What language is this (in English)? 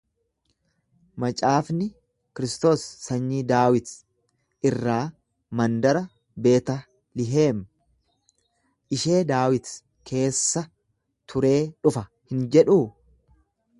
Oromo